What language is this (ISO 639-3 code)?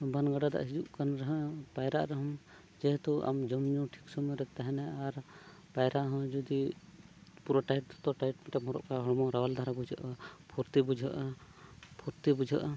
sat